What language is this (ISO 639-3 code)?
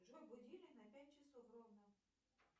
rus